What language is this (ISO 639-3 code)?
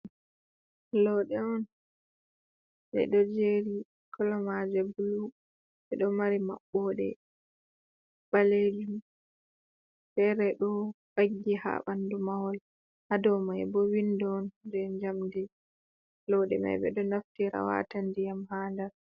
ful